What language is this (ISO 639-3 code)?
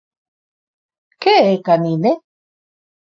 glg